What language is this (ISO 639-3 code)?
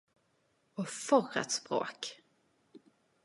nno